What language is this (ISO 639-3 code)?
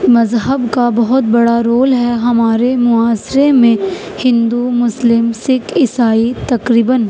urd